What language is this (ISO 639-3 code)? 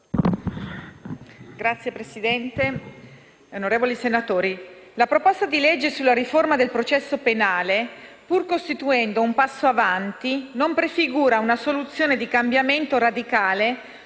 ita